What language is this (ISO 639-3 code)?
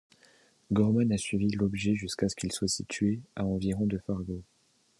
fra